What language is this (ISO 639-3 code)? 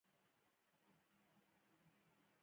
pus